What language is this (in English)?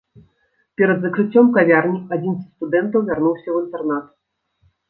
Belarusian